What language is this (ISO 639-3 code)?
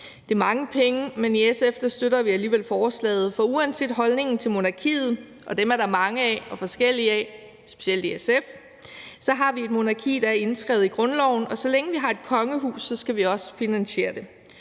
dan